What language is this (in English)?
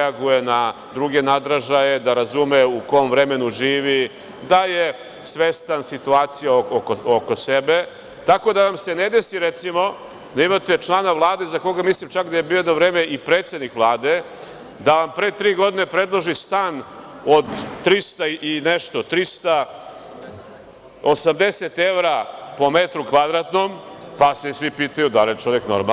Serbian